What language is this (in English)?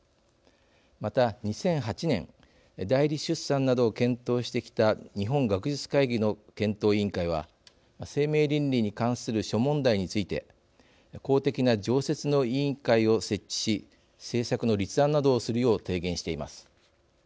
Japanese